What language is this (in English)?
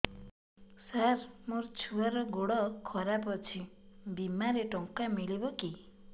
Odia